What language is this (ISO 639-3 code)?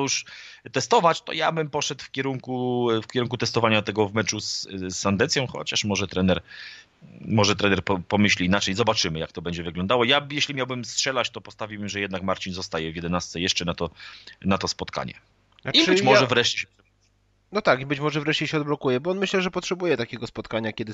pol